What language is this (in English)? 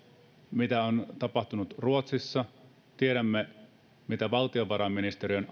Finnish